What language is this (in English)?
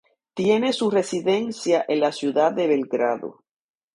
Spanish